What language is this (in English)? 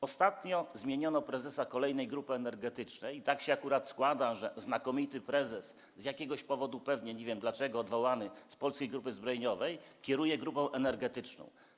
Polish